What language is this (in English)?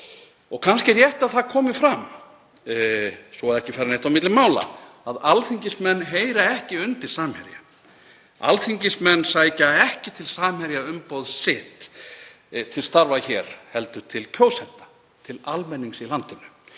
Icelandic